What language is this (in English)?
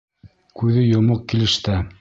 Bashkir